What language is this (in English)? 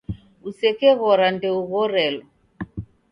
Taita